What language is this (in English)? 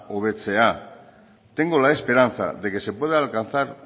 Spanish